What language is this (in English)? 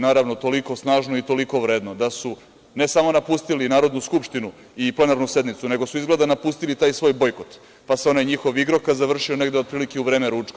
Serbian